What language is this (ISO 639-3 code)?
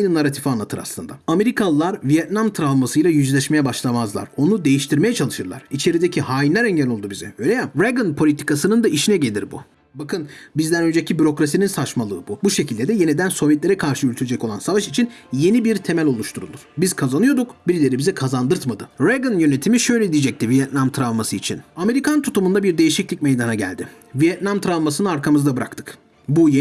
tur